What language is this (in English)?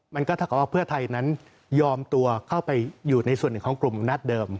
Thai